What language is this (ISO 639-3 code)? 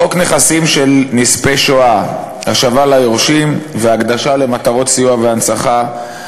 heb